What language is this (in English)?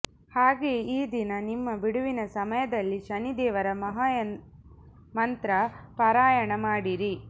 Kannada